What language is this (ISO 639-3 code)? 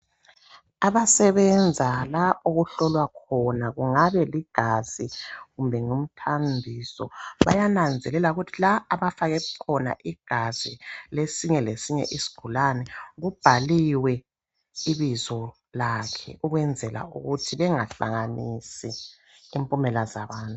nde